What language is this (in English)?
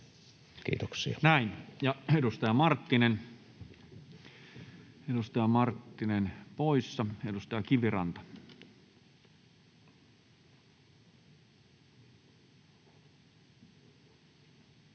Finnish